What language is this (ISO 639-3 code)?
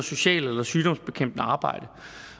dan